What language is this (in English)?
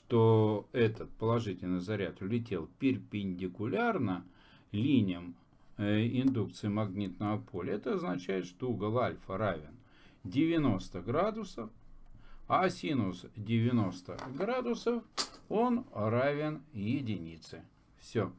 Russian